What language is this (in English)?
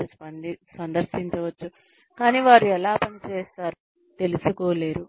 Telugu